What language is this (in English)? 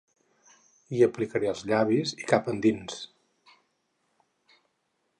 Catalan